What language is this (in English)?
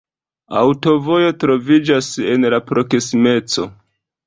Esperanto